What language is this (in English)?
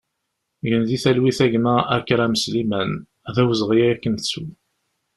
Kabyle